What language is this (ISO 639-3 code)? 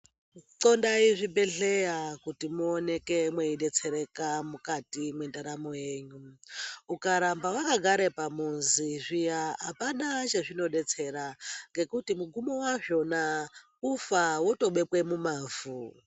ndc